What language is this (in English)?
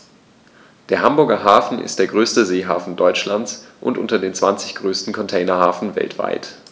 German